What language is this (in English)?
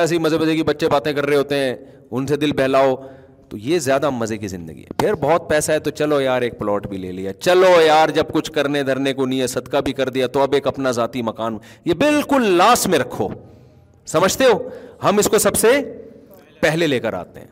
Urdu